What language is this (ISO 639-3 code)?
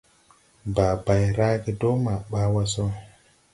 tui